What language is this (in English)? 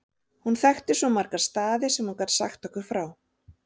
Icelandic